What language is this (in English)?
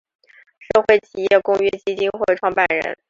Chinese